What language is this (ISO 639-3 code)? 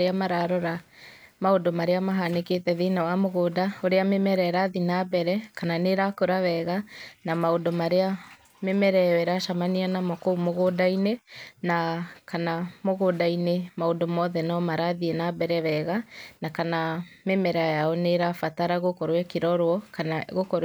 kik